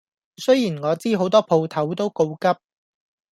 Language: Cantonese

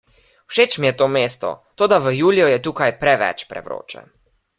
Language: Slovenian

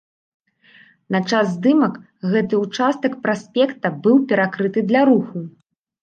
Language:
Belarusian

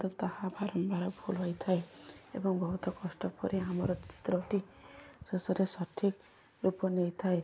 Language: Odia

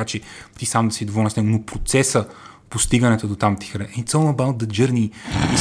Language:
Bulgarian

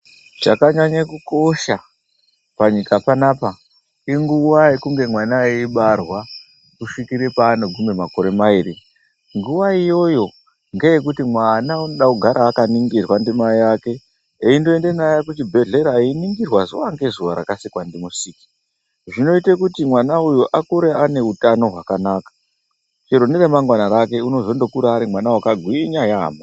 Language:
Ndau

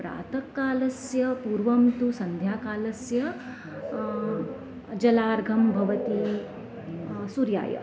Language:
Sanskrit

